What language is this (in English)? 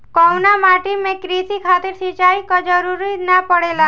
Bhojpuri